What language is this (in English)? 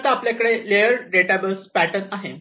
Marathi